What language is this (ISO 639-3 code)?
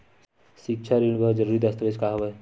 hne